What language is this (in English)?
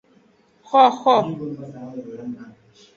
Aja (Benin)